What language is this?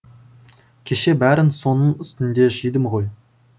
Kazakh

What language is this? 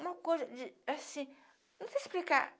Portuguese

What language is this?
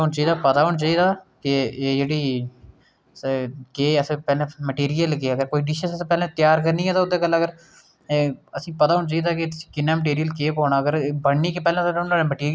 Dogri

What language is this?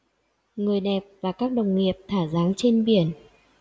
Vietnamese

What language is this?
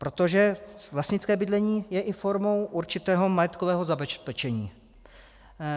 Czech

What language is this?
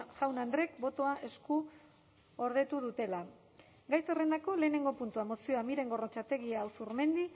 Basque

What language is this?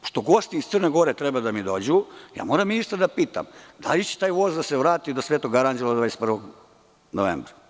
Serbian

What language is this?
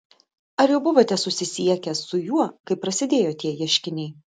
Lithuanian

